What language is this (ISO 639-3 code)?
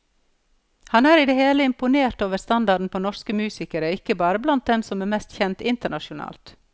nor